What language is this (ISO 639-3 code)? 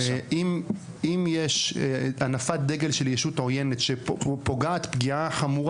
heb